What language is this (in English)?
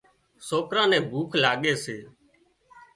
Wadiyara Koli